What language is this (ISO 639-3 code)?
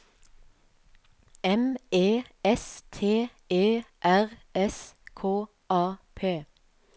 nor